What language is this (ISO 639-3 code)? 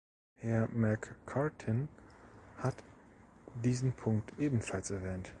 deu